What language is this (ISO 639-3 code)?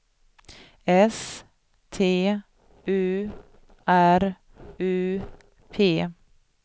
swe